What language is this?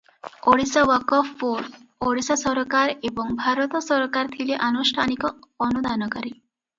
Odia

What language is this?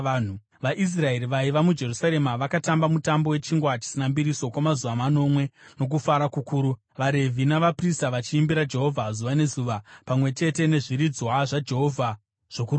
Shona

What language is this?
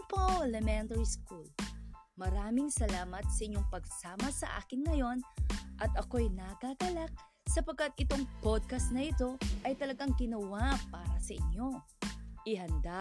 Filipino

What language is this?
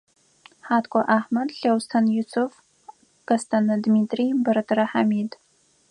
Adyghe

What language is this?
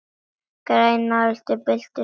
Icelandic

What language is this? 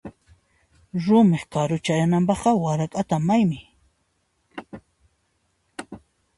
Puno Quechua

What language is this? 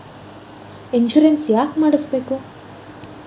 Kannada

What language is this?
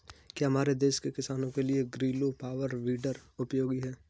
Hindi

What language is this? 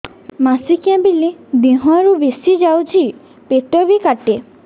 Odia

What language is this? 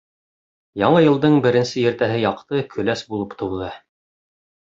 Bashkir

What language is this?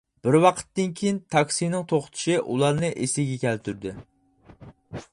Uyghur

